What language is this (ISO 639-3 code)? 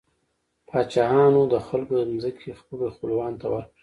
pus